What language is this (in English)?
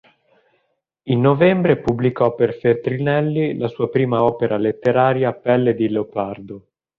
Italian